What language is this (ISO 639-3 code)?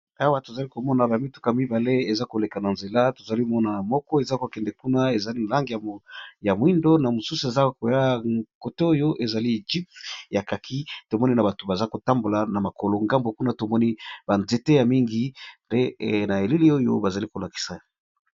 lin